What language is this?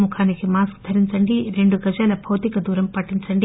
Telugu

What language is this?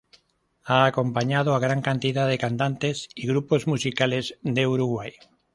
Spanish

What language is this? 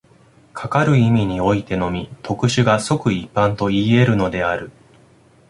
Japanese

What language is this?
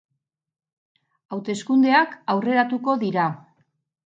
Basque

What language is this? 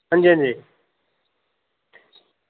Dogri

